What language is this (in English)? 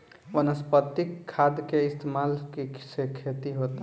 Bhojpuri